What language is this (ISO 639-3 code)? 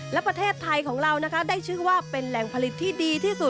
tha